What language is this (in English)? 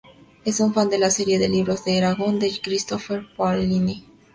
Spanish